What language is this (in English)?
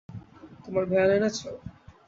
Bangla